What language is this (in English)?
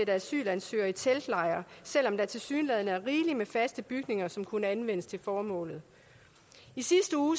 Danish